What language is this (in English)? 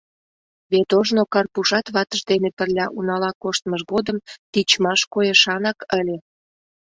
Mari